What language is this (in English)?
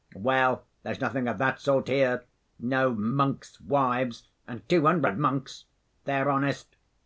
English